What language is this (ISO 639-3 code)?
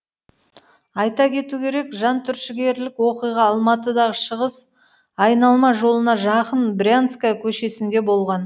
kaz